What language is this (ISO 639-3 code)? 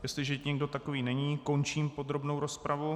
ces